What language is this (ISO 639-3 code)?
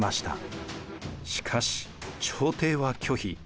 jpn